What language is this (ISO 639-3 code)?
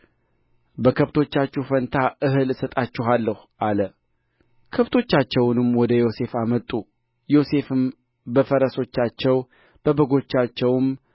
amh